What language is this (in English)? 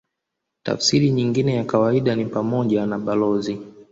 Swahili